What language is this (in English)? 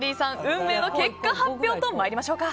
Japanese